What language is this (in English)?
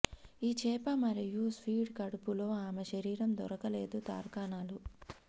Telugu